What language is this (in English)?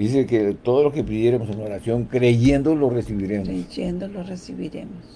Spanish